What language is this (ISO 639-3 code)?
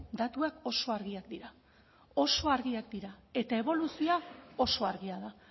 eus